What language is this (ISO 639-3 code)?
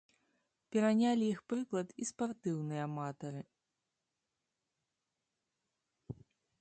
bel